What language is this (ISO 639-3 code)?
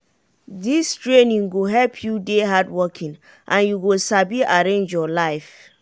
pcm